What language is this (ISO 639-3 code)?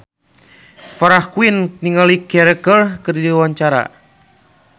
sun